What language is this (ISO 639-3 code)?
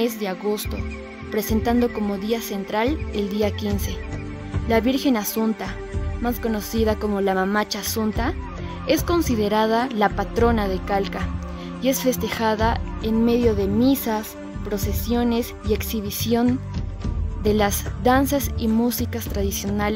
spa